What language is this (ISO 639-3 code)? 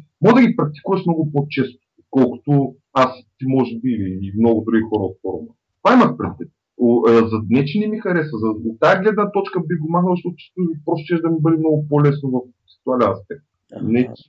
bul